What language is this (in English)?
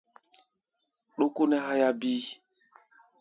Gbaya